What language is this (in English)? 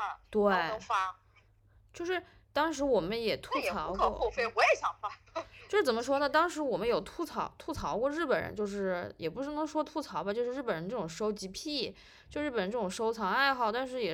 Chinese